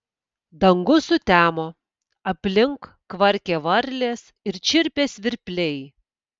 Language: Lithuanian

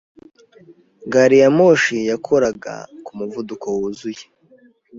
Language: Kinyarwanda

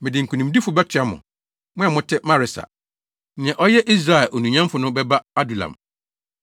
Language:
Akan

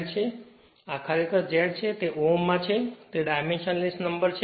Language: Gujarati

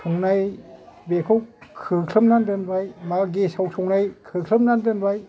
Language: Bodo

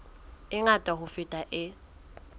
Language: Southern Sotho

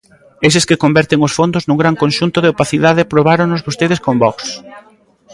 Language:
Galician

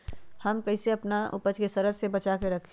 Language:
Magahi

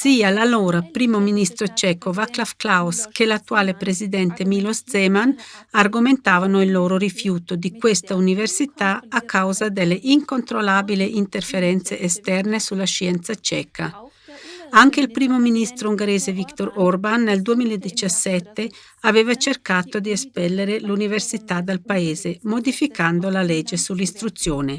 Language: Italian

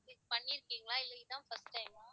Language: Tamil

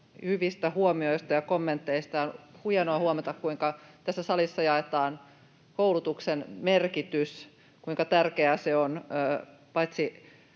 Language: Finnish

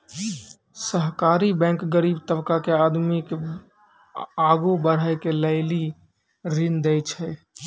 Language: Maithili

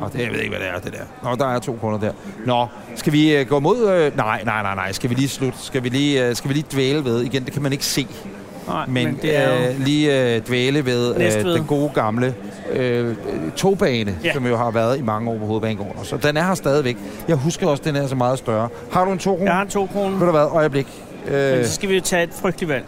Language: Danish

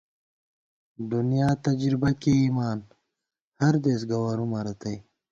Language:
Gawar-Bati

